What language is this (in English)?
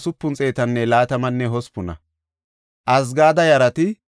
Gofa